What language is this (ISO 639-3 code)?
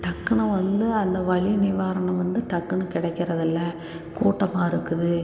tam